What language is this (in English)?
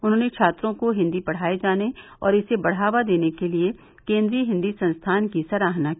Hindi